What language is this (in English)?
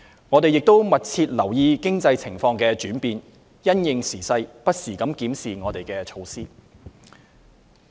Cantonese